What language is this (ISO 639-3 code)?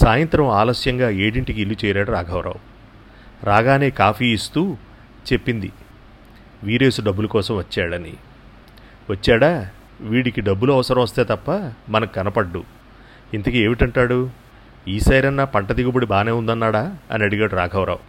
tel